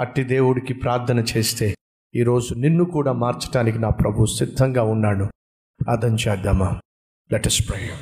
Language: Telugu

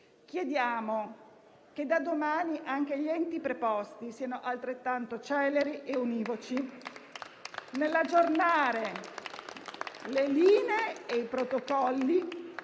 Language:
Italian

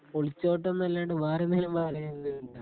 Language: Malayalam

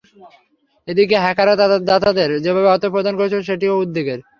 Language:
Bangla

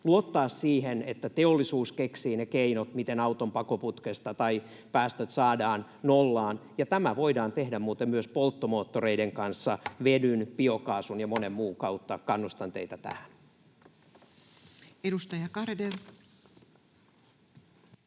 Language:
Finnish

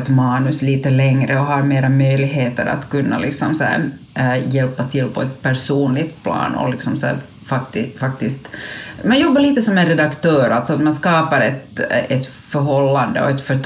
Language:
Swedish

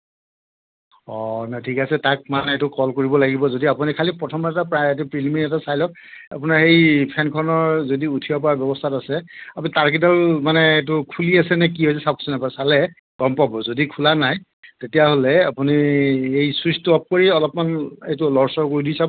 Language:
Assamese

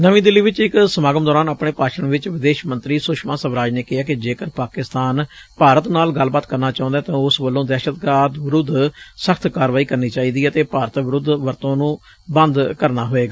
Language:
Punjabi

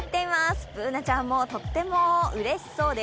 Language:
Japanese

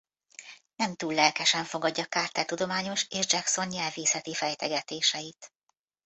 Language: Hungarian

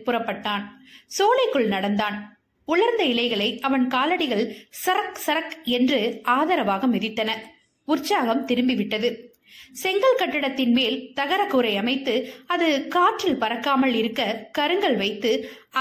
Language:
Tamil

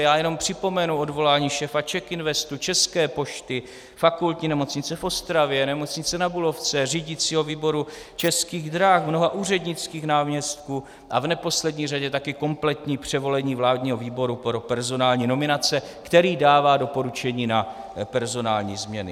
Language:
Czech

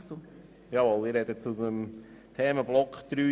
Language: Swiss German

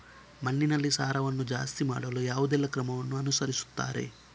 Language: Kannada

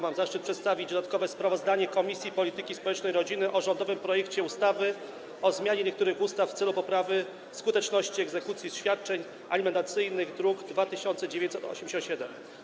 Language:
Polish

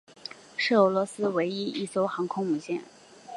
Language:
Chinese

